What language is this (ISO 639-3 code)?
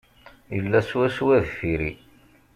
kab